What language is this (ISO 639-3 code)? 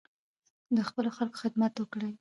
pus